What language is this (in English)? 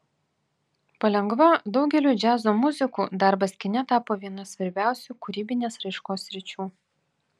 Lithuanian